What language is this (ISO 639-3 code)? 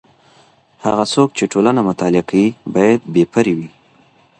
pus